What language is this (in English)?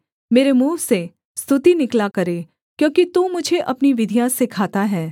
Hindi